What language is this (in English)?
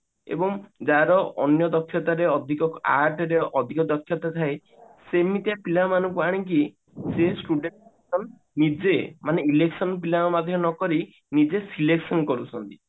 Odia